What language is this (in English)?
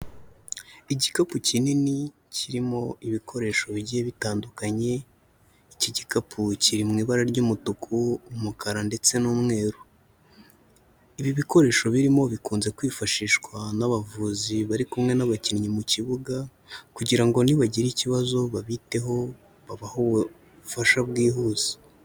Kinyarwanda